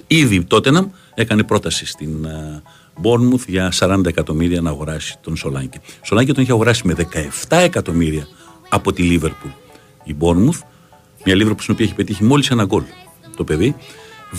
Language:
Greek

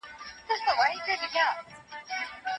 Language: Pashto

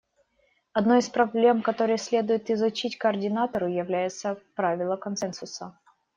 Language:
Russian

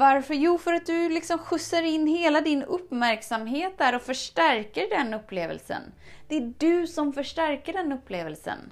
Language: Swedish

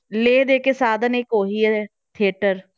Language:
Punjabi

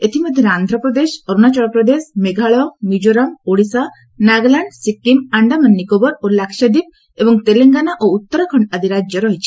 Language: Odia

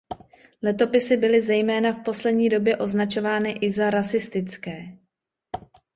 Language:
Czech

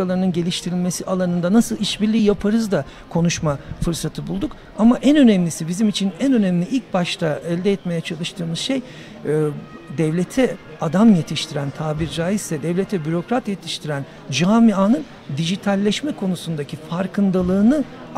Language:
Turkish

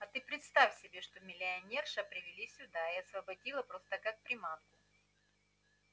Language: Russian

